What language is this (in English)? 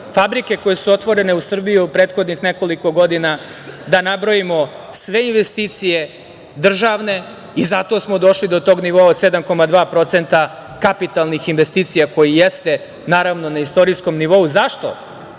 Serbian